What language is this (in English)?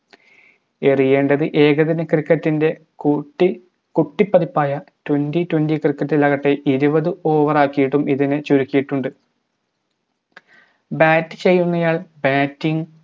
Malayalam